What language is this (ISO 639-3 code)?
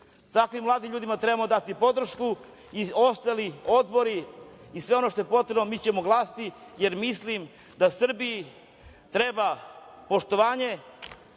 srp